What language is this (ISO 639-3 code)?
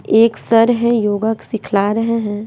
hin